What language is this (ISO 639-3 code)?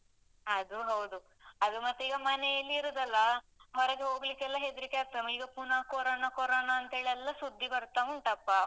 kan